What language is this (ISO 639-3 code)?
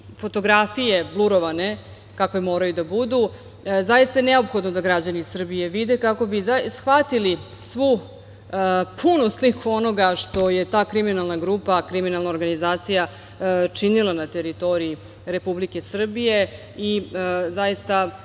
srp